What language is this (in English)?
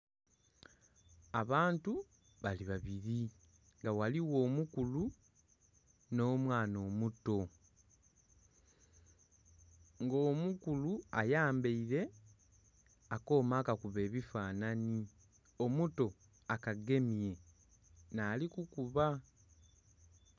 Soga